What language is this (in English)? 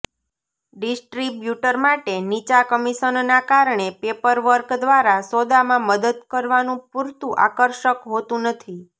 Gujarati